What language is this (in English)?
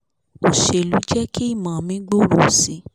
Yoruba